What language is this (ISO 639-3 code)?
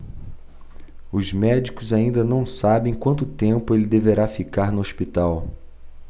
por